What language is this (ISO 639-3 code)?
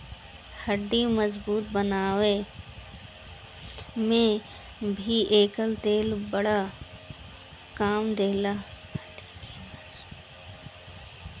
bho